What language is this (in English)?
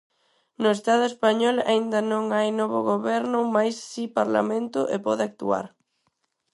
Galician